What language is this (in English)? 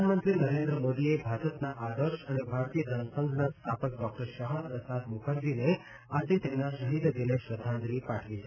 Gujarati